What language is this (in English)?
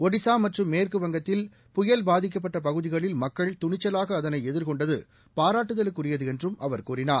Tamil